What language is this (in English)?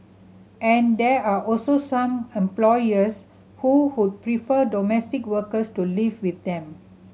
English